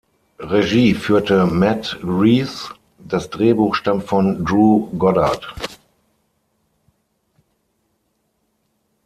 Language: German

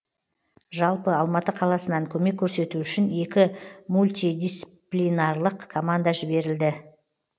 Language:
Kazakh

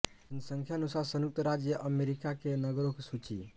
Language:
Hindi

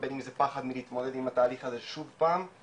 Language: Hebrew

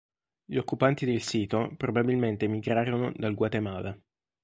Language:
Italian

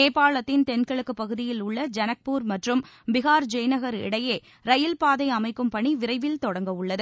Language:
Tamil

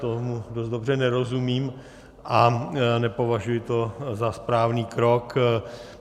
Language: Czech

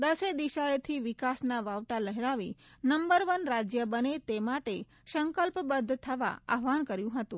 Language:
Gujarati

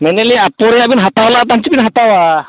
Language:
Santali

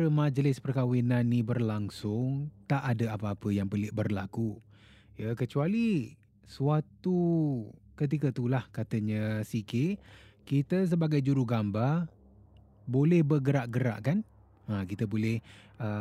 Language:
Malay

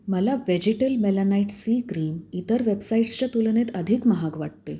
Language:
Marathi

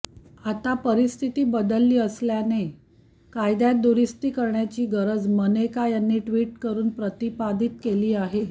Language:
Marathi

